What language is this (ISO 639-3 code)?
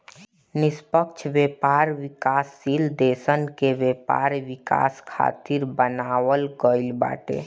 bho